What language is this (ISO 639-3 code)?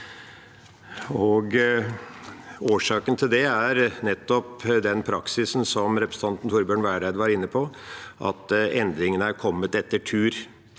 nor